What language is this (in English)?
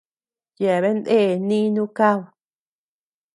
Tepeuxila Cuicatec